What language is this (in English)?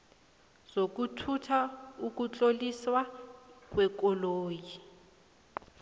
South Ndebele